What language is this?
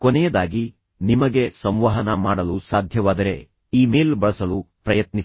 Kannada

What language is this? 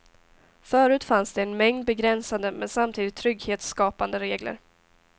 Swedish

